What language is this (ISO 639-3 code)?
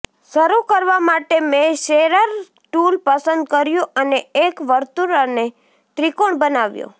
guj